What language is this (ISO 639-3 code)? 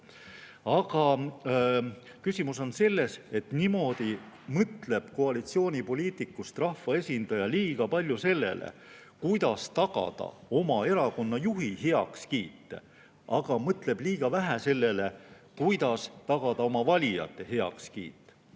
est